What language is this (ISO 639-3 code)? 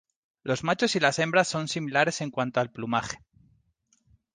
spa